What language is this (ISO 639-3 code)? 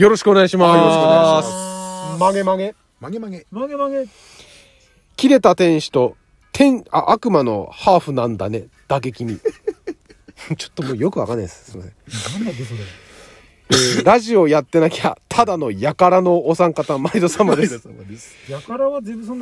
jpn